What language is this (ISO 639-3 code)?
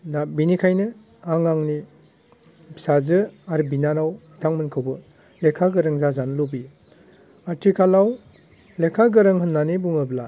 brx